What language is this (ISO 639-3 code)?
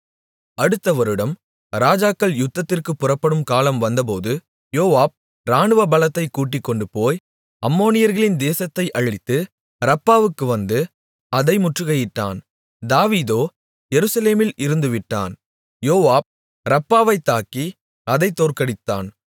tam